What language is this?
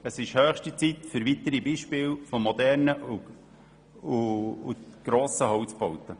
Swiss German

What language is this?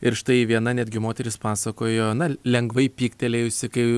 Lithuanian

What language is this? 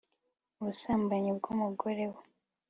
Kinyarwanda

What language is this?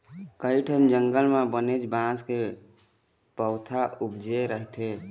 Chhattisgarhi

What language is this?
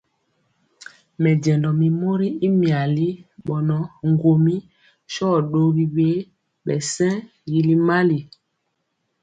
Mpiemo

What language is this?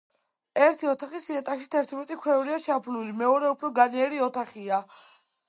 Georgian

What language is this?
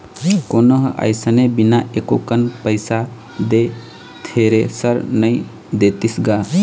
Chhattisgarhi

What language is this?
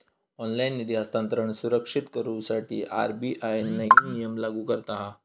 Marathi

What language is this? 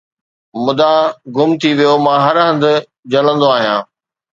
Sindhi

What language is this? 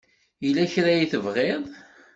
Kabyle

